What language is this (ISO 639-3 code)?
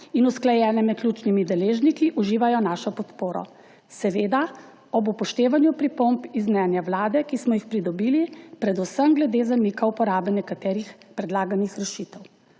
slv